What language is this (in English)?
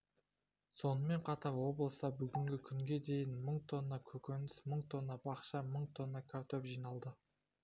Kazakh